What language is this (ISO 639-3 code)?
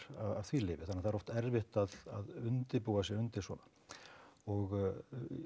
isl